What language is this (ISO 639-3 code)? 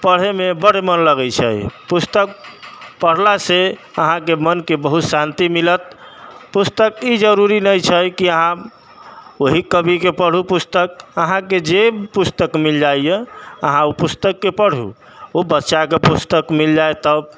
mai